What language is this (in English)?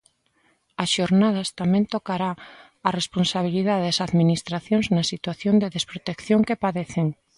Galician